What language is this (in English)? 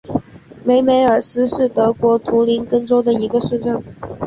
Chinese